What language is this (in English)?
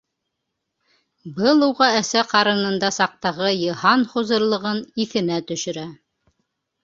Bashkir